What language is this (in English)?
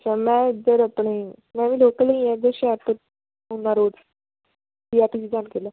Punjabi